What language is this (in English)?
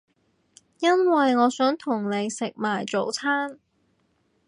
Cantonese